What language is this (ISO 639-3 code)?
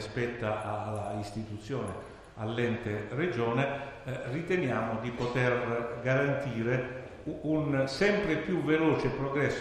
ita